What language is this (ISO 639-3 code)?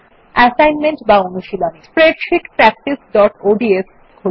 ben